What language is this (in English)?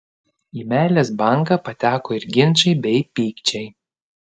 Lithuanian